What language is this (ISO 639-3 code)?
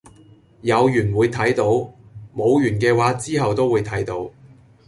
yue